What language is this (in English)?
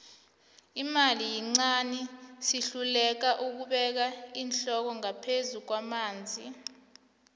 South Ndebele